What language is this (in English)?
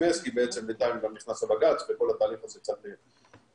Hebrew